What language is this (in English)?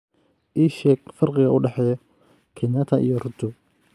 Somali